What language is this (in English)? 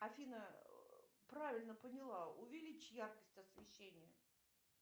Russian